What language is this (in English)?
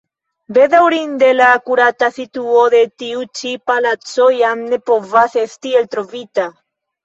Esperanto